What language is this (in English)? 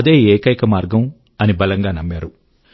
Telugu